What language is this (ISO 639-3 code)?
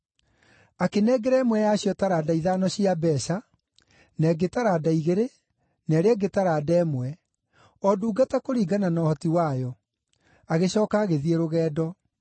kik